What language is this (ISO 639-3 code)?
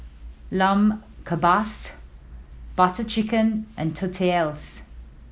eng